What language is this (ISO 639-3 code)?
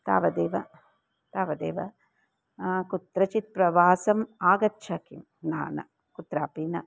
san